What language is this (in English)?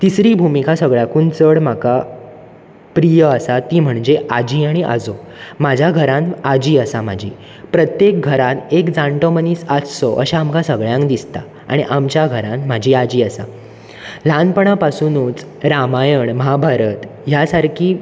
Konkani